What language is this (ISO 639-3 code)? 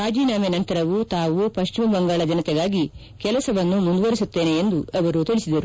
kan